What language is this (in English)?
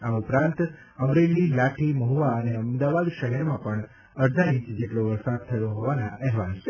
Gujarati